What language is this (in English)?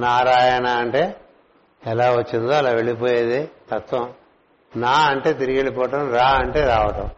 Telugu